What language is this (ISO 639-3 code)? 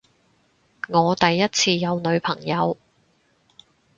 yue